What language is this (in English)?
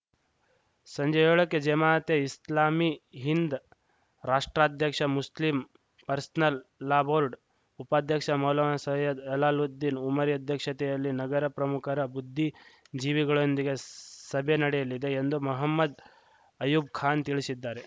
Kannada